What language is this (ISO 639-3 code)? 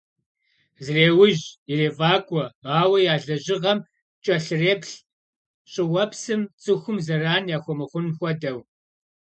kbd